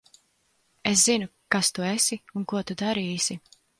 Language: Latvian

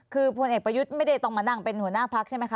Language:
Thai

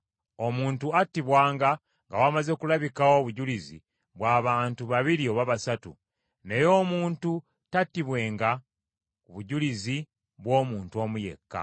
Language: Ganda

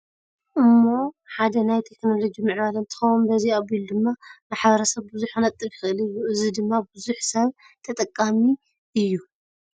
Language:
Tigrinya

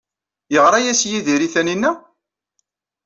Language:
Kabyle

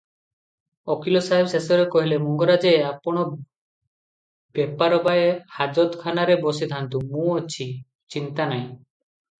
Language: Odia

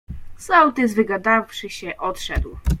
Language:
Polish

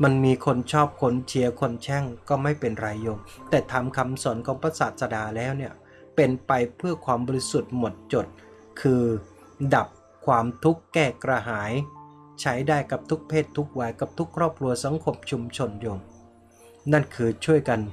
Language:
Thai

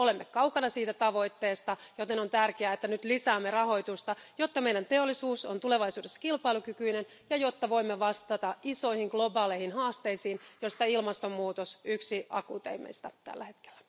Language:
Finnish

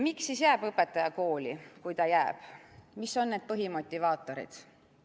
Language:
Estonian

